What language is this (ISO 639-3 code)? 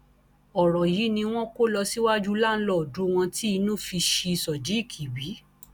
yor